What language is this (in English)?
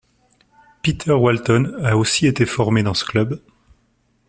French